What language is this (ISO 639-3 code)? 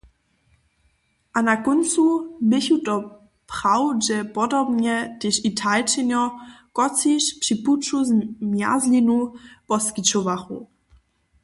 hsb